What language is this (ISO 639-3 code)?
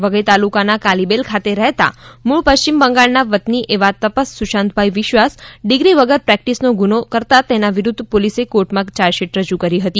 guj